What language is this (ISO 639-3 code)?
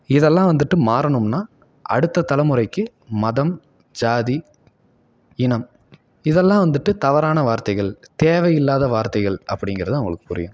tam